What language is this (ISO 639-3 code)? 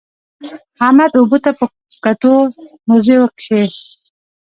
pus